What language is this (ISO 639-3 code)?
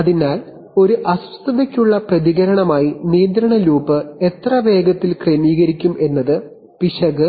mal